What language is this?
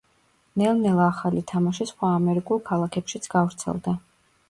Georgian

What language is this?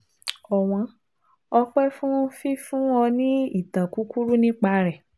Yoruba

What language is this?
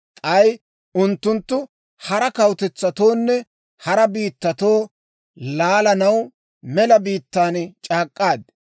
Dawro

